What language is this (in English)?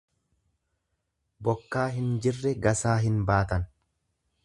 Oromo